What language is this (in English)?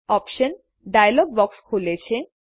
Gujarati